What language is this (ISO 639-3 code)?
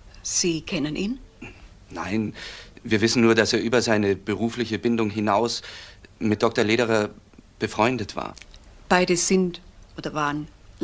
deu